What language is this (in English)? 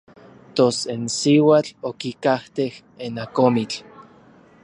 Orizaba Nahuatl